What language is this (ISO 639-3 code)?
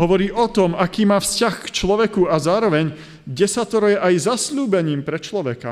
slk